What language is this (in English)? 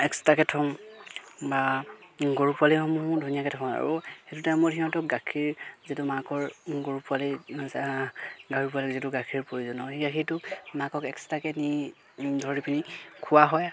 Assamese